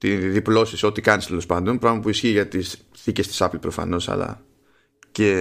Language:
Greek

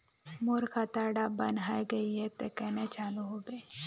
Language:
Magahi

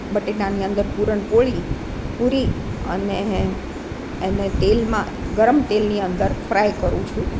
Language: Gujarati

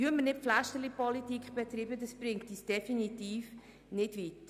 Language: Swiss German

